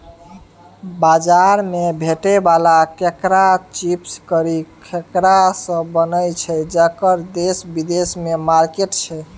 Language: Maithili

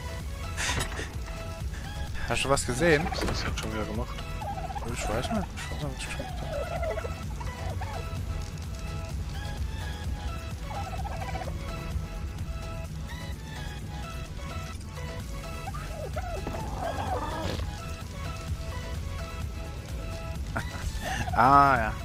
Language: German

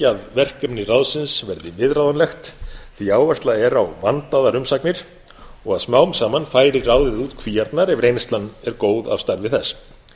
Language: Icelandic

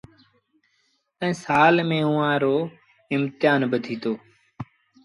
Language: Sindhi Bhil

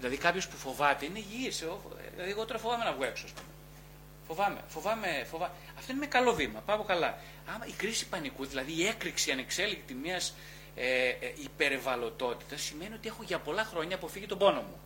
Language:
Greek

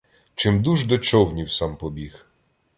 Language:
Ukrainian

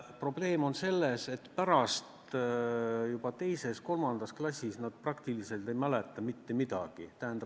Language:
Estonian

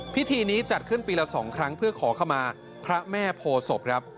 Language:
Thai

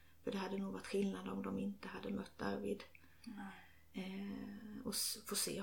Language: Swedish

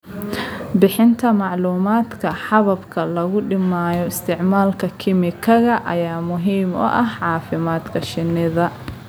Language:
Somali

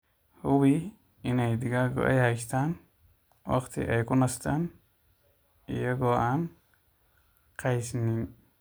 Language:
Somali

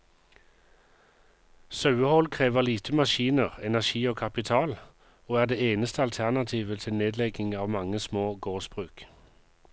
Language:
Norwegian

